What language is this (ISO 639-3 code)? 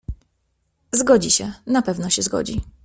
pol